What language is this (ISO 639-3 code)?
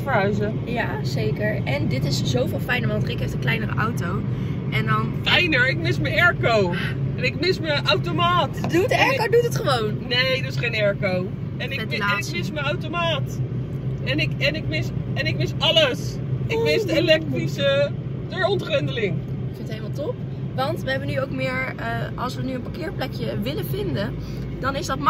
nld